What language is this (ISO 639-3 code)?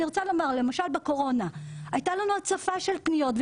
heb